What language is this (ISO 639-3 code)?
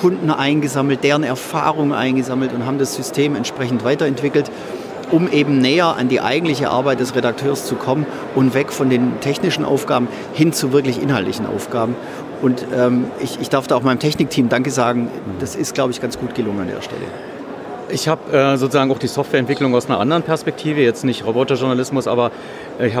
deu